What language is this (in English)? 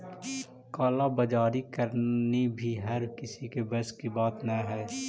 Magahi